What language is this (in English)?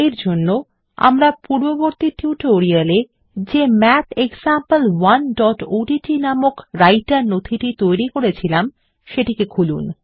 Bangla